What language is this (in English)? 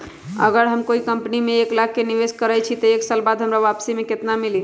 Magahi